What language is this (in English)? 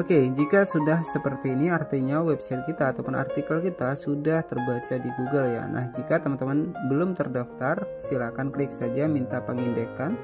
Indonesian